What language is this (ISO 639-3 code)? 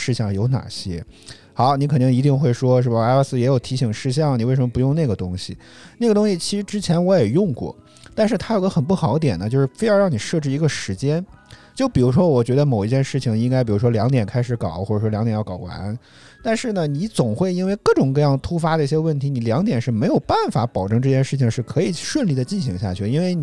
zho